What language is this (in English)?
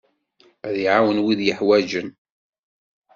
Kabyle